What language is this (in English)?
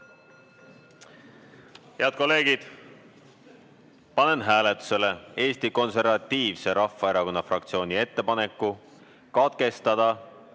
Estonian